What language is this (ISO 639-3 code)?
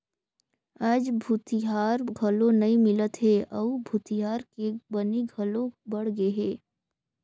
hne